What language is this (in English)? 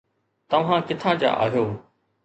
Sindhi